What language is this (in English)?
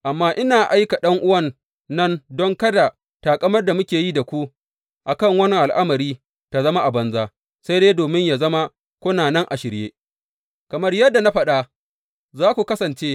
Hausa